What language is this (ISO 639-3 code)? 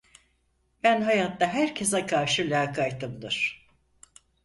tur